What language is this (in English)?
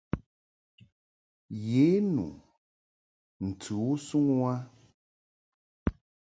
Mungaka